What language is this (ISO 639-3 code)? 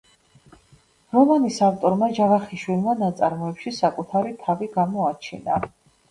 kat